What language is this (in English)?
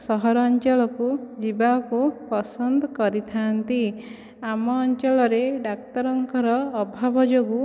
Odia